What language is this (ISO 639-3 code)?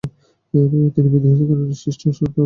ben